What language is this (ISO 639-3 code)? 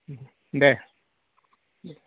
brx